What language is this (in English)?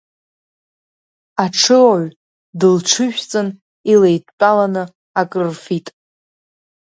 Abkhazian